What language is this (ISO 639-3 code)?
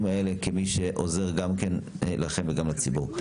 heb